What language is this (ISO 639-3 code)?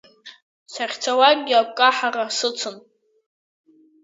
abk